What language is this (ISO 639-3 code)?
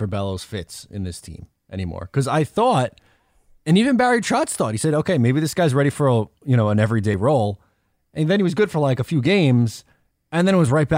eng